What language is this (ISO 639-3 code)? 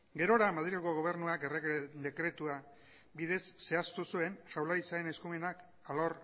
eus